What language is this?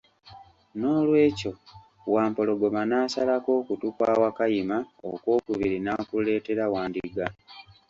Ganda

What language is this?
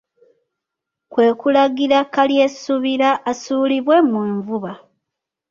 Ganda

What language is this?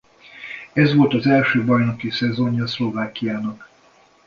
Hungarian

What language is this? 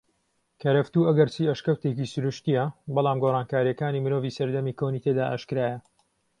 Central Kurdish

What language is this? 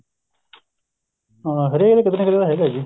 Punjabi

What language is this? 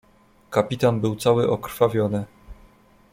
Polish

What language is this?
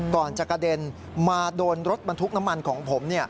Thai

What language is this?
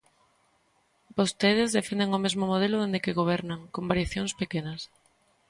Galician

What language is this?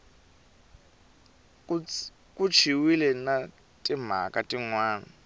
Tsonga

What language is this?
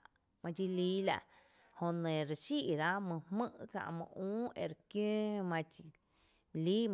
Tepinapa Chinantec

